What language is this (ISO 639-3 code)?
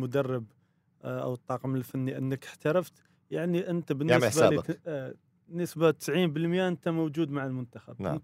ara